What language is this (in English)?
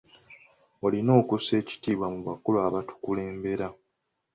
Ganda